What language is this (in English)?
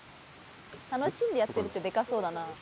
Japanese